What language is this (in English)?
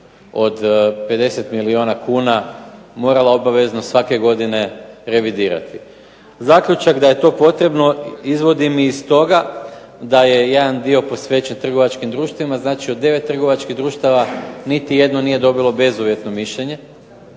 Croatian